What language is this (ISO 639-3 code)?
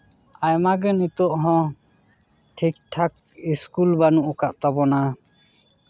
sat